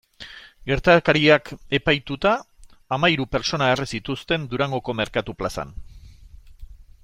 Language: Basque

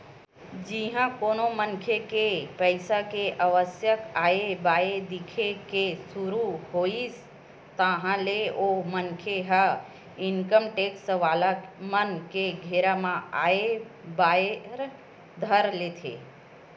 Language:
Chhattisgarhi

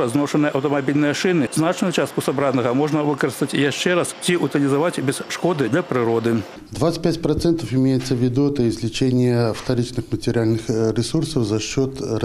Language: Russian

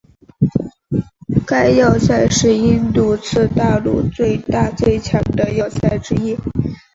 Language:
Chinese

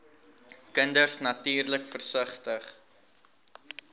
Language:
Afrikaans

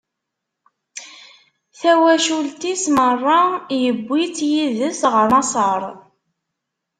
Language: Kabyle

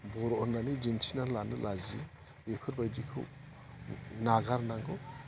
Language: Bodo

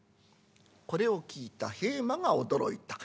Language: Japanese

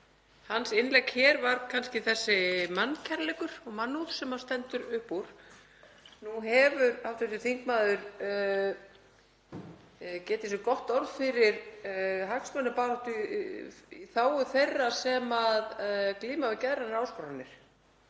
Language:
Icelandic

